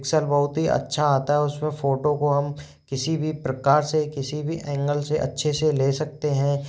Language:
Hindi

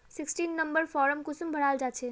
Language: Magahi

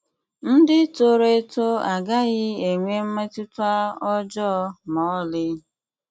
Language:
Igbo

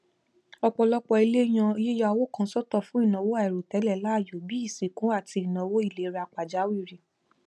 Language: Yoruba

